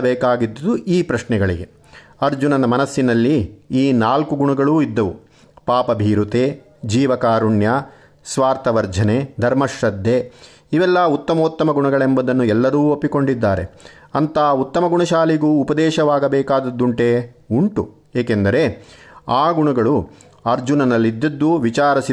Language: Kannada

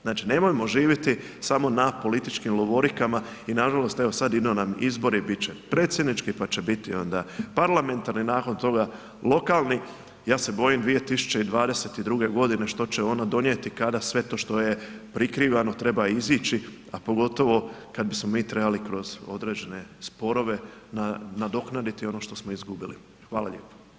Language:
Croatian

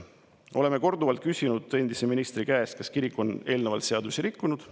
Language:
Estonian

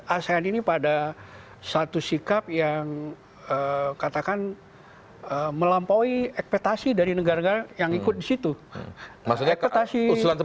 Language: Indonesian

